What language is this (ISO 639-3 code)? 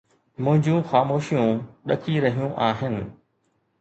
snd